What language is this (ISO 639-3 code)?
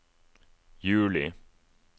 nor